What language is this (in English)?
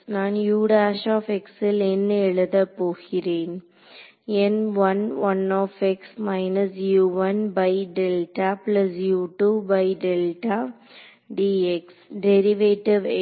Tamil